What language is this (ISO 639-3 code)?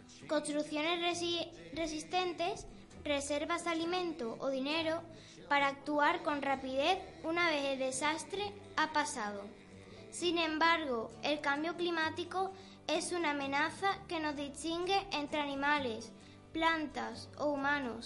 spa